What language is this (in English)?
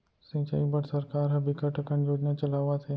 Chhattisgarhi